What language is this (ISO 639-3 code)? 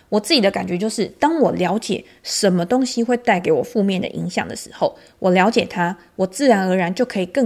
zho